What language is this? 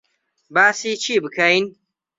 Central Kurdish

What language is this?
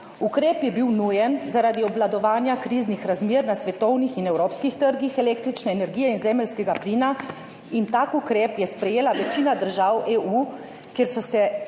Slovenian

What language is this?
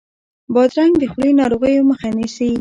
Pashto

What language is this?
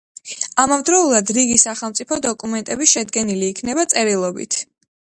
Georgian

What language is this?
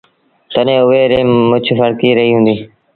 Sindhi Bhil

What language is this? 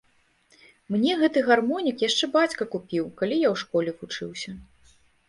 Belarusian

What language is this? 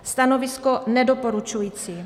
Czech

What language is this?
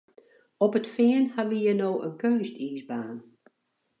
Western Frisian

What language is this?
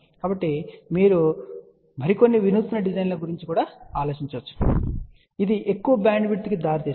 Telugu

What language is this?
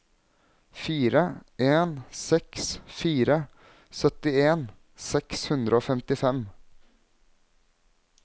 Norwegian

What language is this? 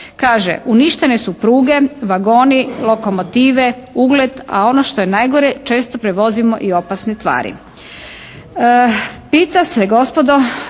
Croatian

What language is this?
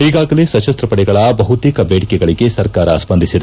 Kannada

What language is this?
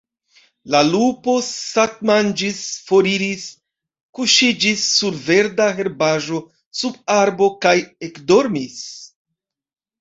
Esperanto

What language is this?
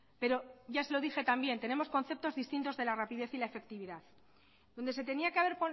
Spanish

